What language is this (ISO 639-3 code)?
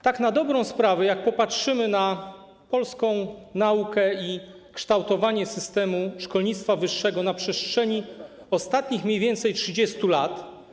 pol